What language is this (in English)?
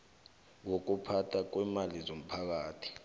South Ndebele